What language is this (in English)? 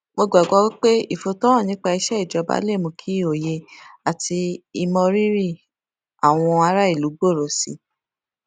Yoruba